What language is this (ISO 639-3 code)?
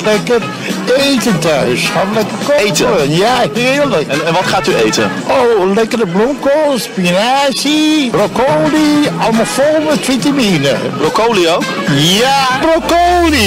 nld